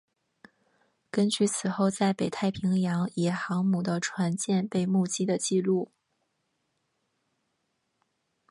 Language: Chinese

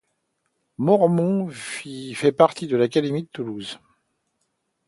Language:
French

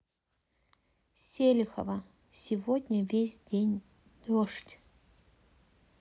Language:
Russian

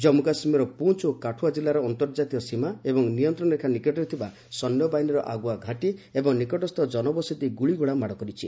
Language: Odia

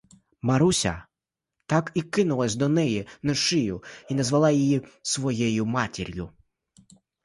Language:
Ukrainian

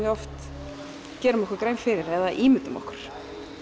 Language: Icelandic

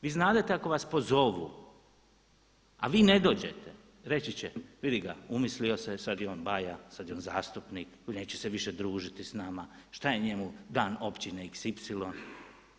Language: Croatian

